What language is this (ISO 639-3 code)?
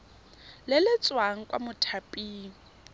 tsn